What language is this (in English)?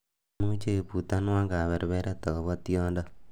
Kalenjin